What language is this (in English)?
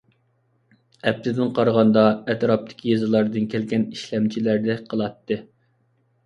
Uyghur